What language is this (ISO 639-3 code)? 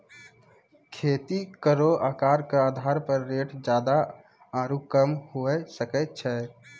mai